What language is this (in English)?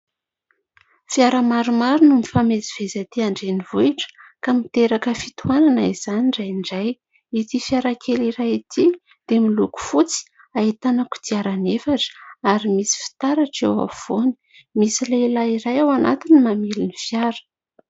Malagasy